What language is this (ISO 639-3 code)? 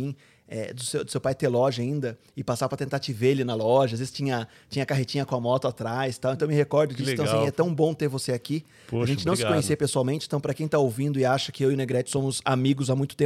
por